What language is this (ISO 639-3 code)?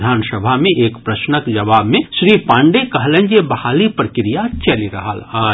mai